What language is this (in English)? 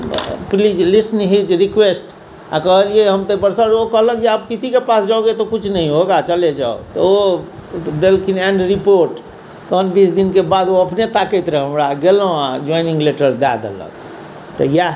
Maithili